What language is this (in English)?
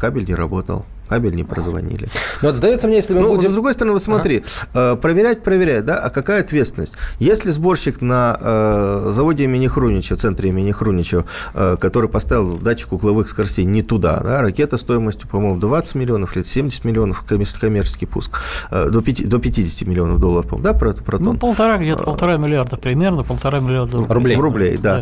Russian